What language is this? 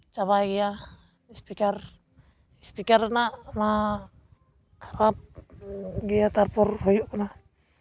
Santali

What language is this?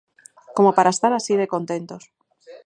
Galician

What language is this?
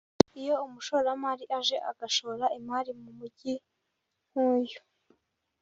Kinyarwanda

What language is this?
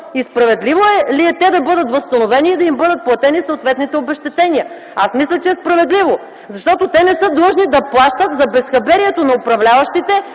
Bulgarian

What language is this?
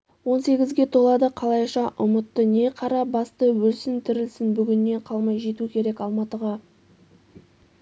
Kazakh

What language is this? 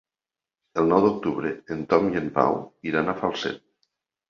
Catalan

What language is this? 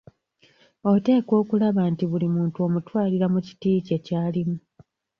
Ganda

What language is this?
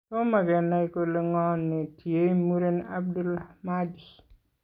Kalenjin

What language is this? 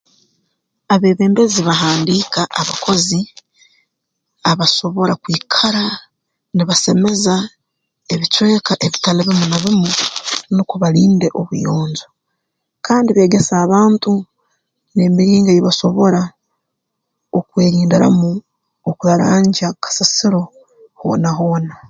Tooro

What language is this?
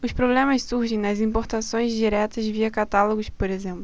Portuguese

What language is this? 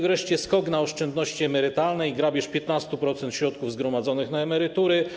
Polish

